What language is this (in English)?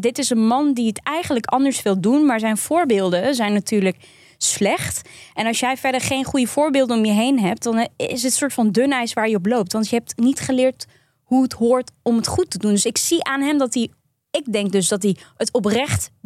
Dutch